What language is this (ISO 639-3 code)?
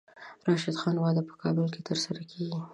pus